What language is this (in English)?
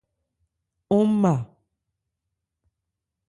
Ebrié